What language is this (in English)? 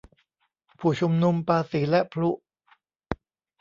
Thai